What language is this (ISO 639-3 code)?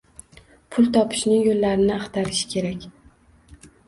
uzb